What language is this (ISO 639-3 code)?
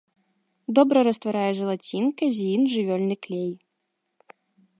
bel